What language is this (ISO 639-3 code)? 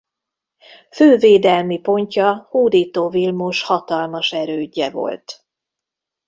hun